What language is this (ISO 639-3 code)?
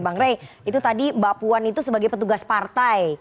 ind